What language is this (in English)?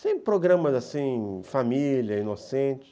Portuguese